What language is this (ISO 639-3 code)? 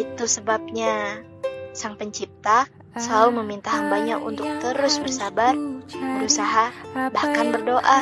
ind